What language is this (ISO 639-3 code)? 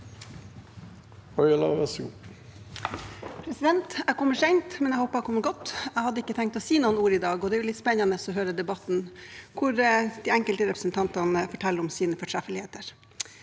nor